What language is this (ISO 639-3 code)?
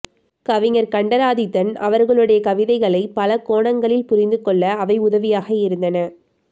tam